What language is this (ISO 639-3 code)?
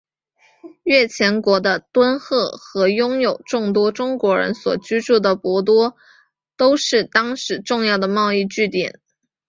zho